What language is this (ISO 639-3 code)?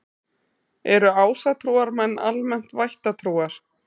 isl